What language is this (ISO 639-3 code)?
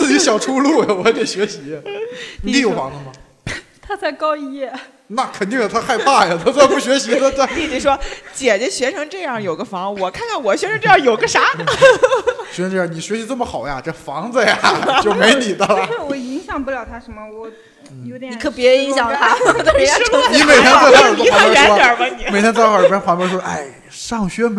zho